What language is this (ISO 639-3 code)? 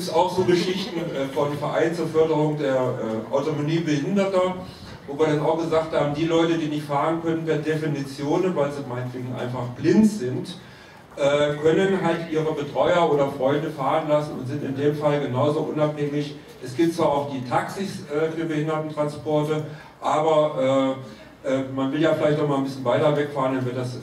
deu